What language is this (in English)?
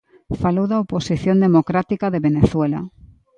Galician